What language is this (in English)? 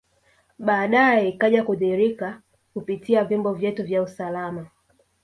Swahili